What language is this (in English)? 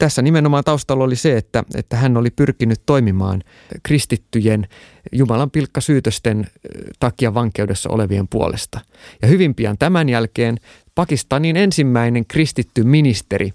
Finnish